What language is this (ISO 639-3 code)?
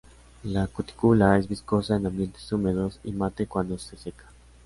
spa